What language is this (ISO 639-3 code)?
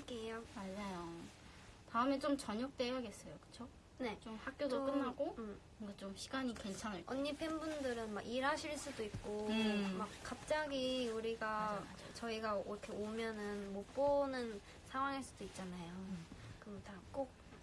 kor